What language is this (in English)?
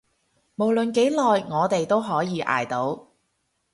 Cantonese